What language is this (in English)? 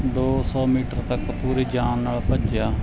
Punjabi